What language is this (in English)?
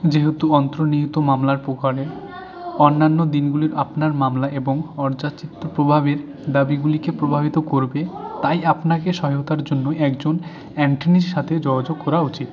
Bangla